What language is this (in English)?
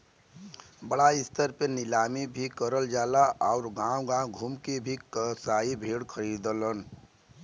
Bhojpuri